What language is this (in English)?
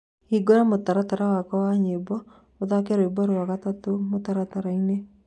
Kikuyu